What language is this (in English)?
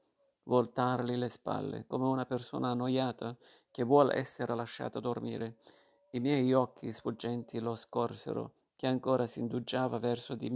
Italian